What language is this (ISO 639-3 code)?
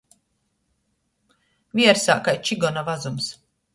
ltg